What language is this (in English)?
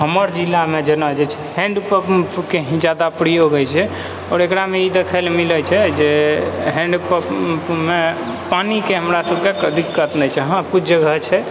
Maithili